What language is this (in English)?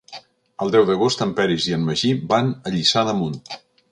Catalan